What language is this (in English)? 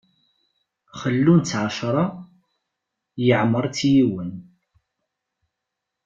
Kabyle